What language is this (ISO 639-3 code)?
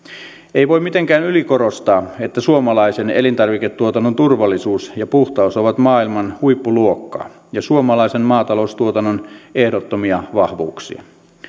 fin